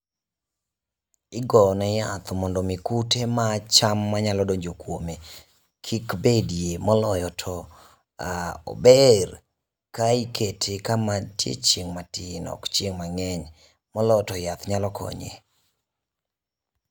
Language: Luo (Kenya and Tanzania)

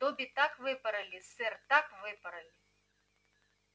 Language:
Russian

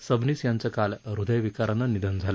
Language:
Marathi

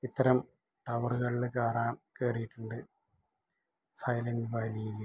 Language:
Malayalam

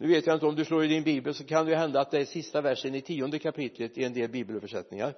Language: Swedish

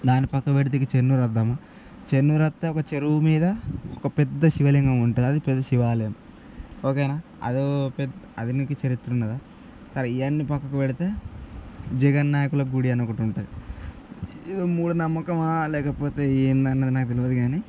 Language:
Telugu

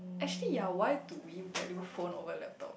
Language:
English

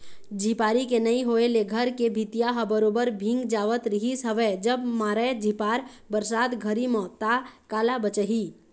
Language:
Chhattisgarhi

